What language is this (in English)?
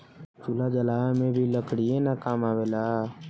Bhojpuri